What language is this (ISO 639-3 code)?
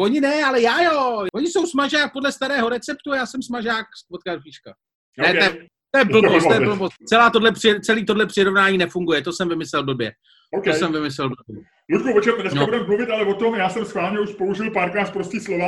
ces